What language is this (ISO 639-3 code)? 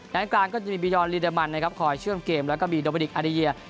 tha